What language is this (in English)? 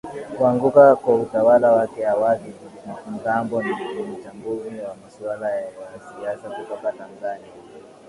Swahili